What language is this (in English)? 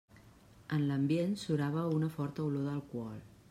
Catalan